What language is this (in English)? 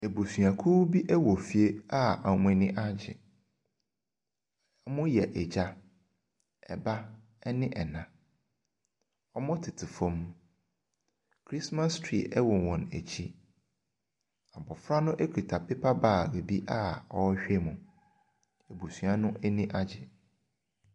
Akan